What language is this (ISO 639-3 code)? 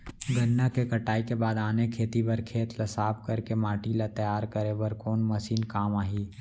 hne